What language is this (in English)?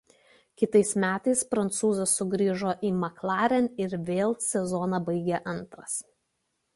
Lithuanian